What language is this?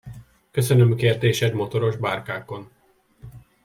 Hungarian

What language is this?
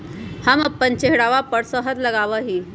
Magahi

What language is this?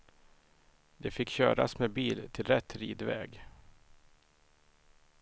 Swedish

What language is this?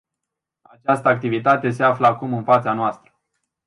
Romanian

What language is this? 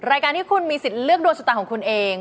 Thai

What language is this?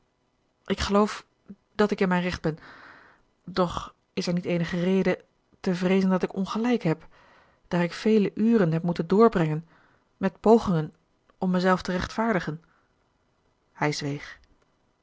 Dutch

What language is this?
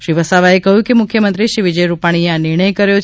Gujarati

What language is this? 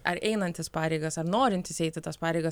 Lithuanian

